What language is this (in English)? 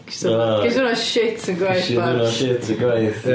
Welsh